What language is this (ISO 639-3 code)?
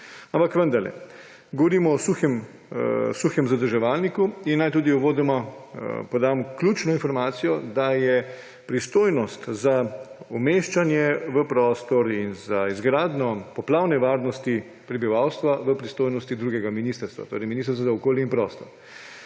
slv